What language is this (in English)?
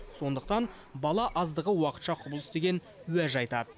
Kazakh